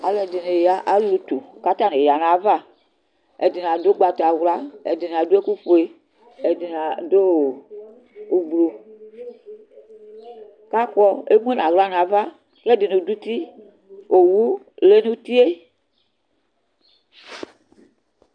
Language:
Ikposo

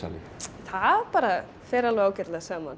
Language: Icelandic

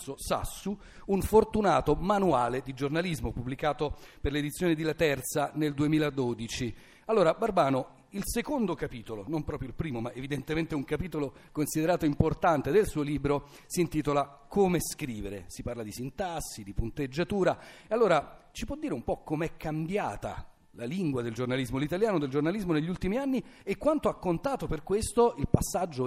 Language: Italian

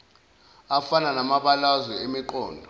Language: Zulu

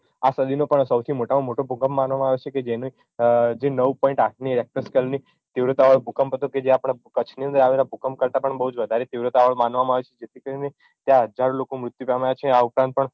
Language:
Gujarati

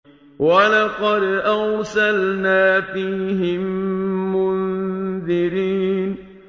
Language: Arabic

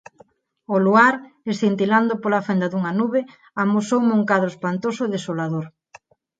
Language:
Galician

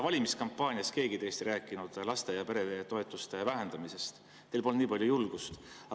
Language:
Estonian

